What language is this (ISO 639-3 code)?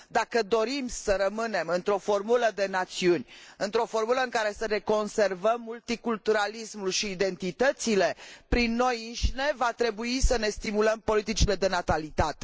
ron